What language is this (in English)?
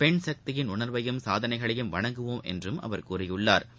Tamil